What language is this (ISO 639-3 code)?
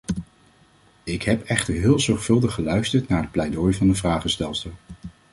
nld